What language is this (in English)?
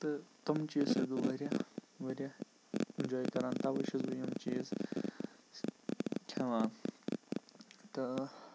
Kashmiri